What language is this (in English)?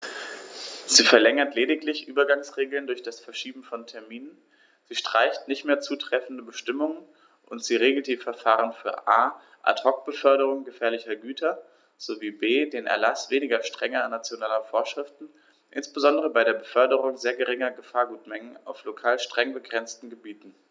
German